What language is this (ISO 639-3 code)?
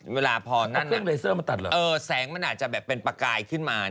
tha